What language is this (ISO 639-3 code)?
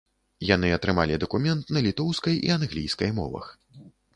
bel